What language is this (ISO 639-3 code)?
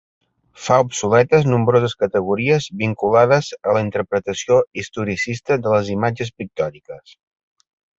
cat